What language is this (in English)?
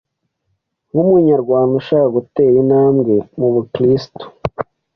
Kinyarwanda